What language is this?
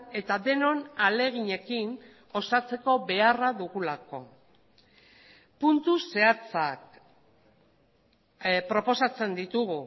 Basque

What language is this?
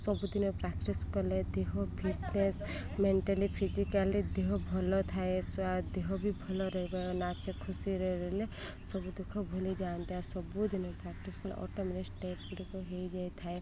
Odia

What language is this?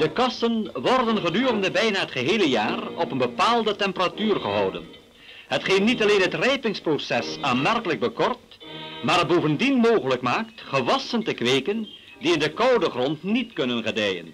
Dutch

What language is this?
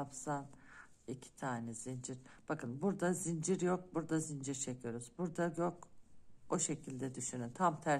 Turkish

